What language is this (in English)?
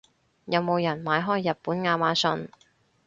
Cantonese